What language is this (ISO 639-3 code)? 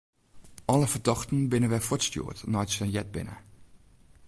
fry